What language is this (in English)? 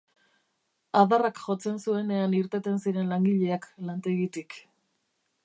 Basque